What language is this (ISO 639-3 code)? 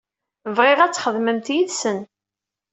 kab